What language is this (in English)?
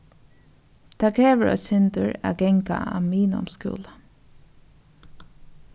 Faroese